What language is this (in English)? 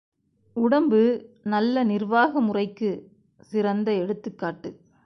Tamil